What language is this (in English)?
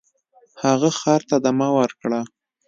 Pashto